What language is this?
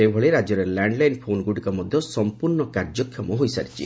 Odia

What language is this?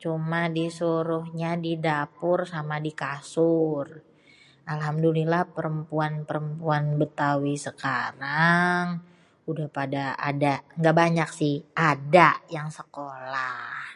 Betawi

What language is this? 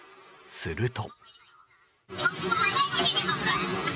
Japanese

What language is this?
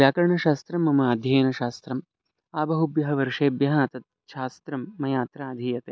Sanskrit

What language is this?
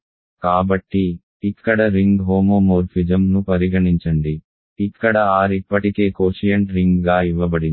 Telugu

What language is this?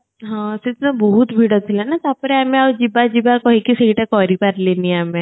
Odia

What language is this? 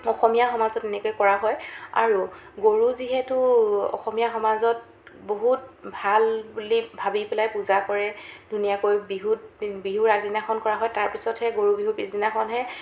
Assamese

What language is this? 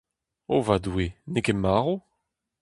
Breton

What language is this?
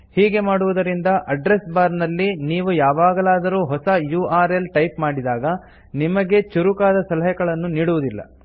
Kannada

